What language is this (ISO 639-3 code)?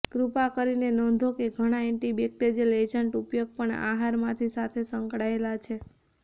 guj